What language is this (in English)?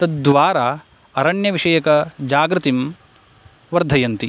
Sanskrit